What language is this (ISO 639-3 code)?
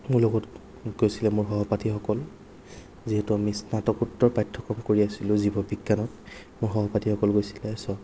asm